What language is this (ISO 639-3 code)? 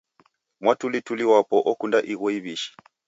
dav